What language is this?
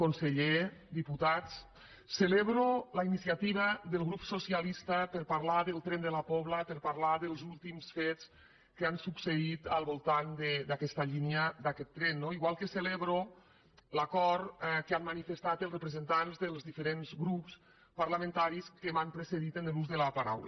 Catalan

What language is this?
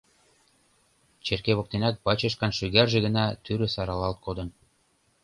Mari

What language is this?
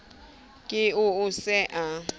Southern Sotho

